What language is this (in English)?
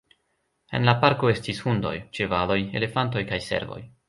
Esperanto